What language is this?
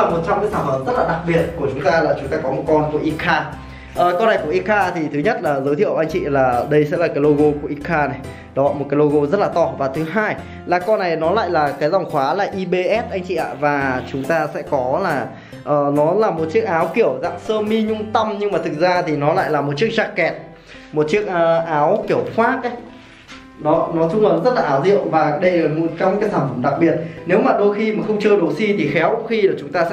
Vietnamese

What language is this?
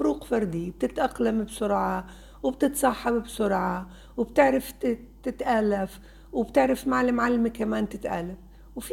Arabic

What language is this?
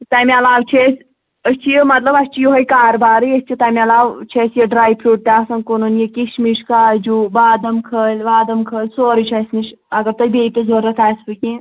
Kashmiri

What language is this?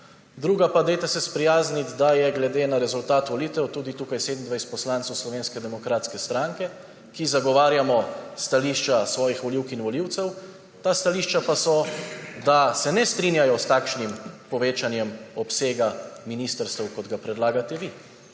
Slovenian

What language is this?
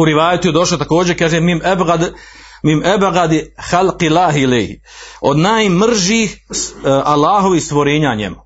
Croatian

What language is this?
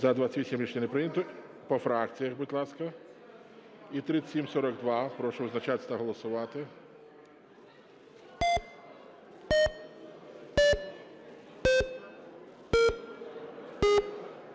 Ukrainian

